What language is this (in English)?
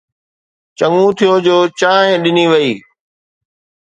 Sindhi